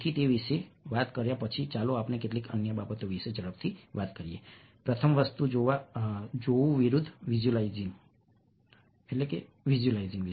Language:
Gujarati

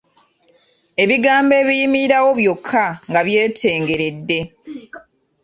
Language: Ganda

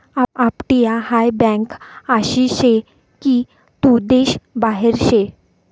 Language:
Marathi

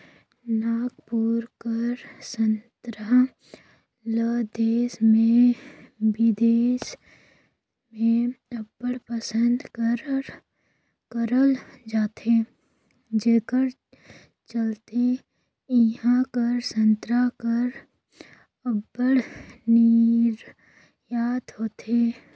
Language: Chhattisgarhi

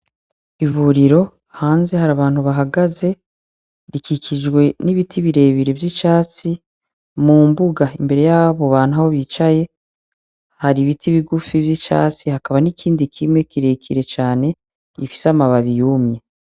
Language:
Rundi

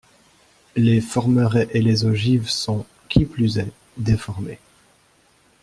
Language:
French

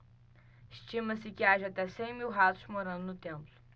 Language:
Portuguese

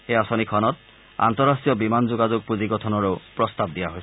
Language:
Assamese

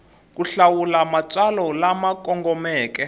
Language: Tsonga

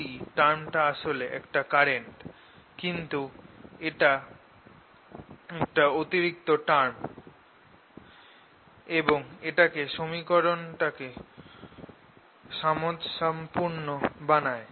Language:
Bangla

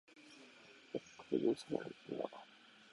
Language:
Japanese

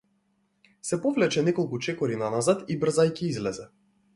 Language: Macedonian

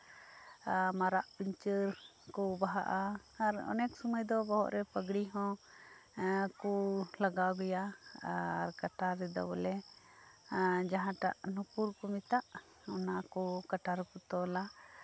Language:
Santali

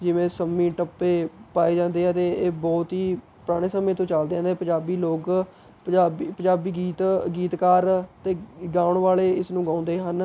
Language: Punjabi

